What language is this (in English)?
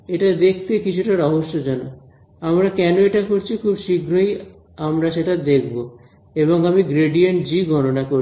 Bangla